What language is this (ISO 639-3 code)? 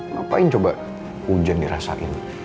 ind